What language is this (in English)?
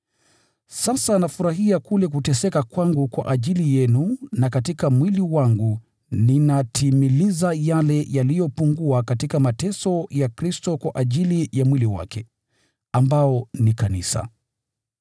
Swahili